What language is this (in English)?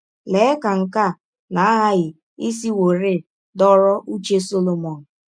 Igbo